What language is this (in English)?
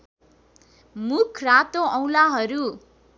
Nepali